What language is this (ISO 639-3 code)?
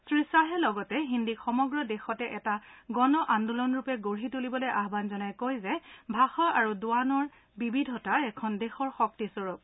asm